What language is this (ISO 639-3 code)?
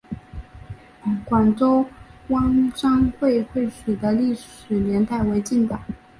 zho